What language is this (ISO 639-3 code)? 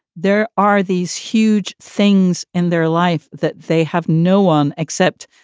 eng